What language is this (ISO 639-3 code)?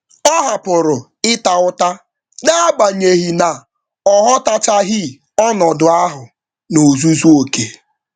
ibo